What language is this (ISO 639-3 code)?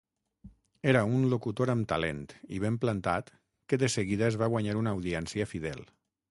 cat